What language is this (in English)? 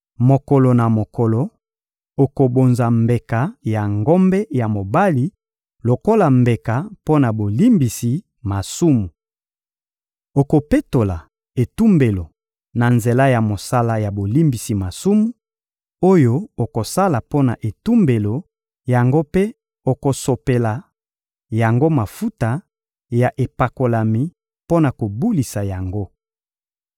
Lingala